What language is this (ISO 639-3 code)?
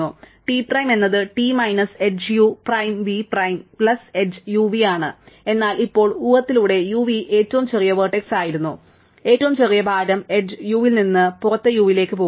mal